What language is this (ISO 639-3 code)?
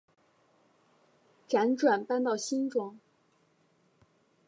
zho